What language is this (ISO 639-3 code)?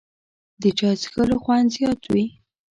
pus